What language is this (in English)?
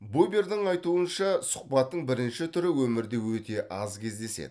Kazakh